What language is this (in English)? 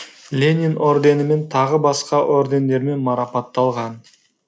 Kazakh